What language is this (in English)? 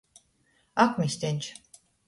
Latgalian